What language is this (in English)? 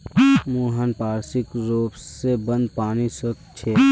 Magahi